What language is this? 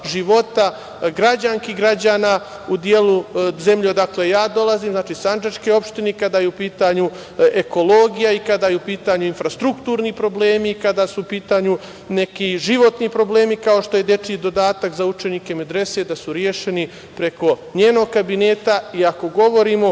Serbian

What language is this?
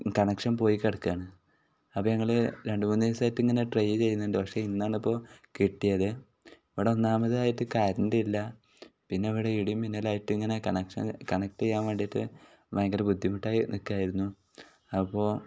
Malayalam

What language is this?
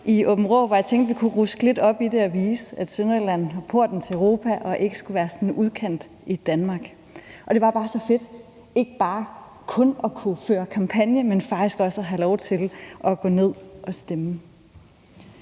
Danish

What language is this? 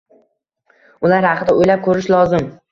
Uzbek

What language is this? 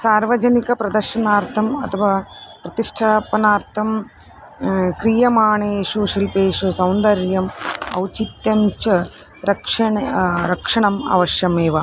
Sanskrit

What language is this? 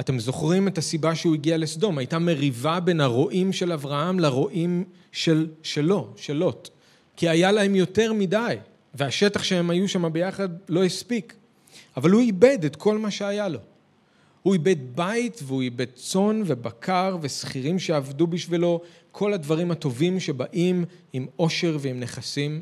Hebrew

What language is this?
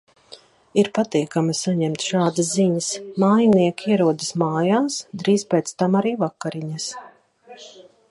Latvian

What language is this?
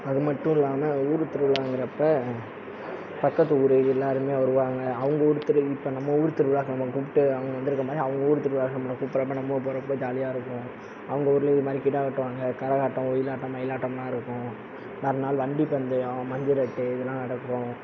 Tamil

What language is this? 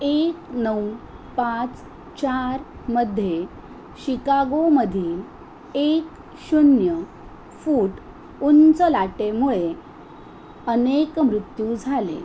Marathi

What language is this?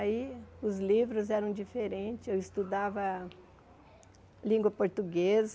Portuguese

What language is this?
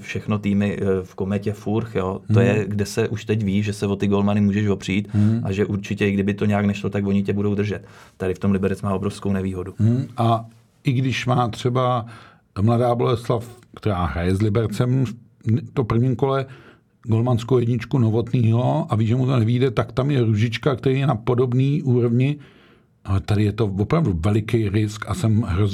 Czech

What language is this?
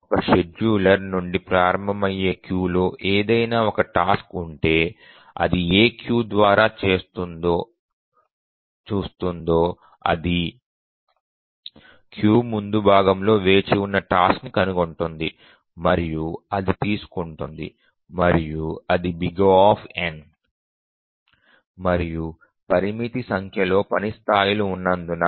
Telugu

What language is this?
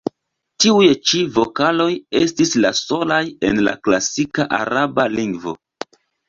Esperanto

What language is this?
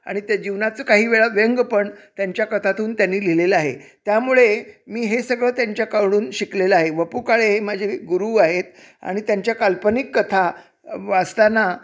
Marathi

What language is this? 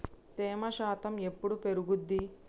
Telugu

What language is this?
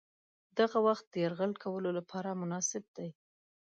Pashto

